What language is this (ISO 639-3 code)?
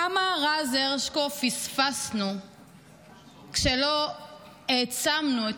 heb